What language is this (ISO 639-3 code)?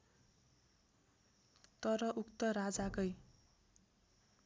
nep